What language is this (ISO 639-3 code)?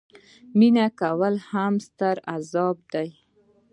pus